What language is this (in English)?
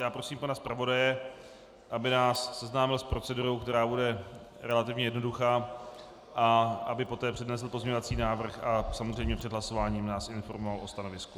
Czech